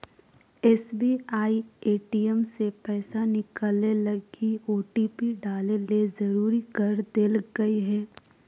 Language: Magahi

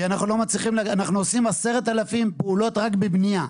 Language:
Hebrew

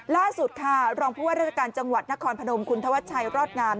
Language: Thai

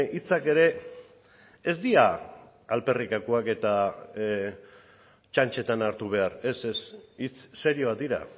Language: Basque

